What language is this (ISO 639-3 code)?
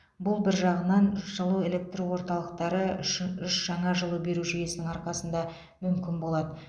kaz